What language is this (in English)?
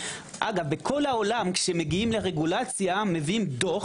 Hebrew